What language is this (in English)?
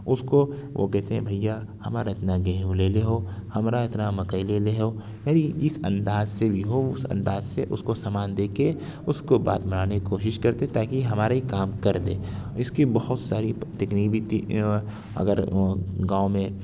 Urdu